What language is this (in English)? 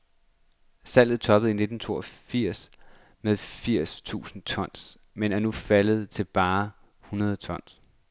Danish